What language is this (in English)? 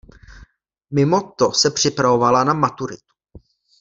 Czech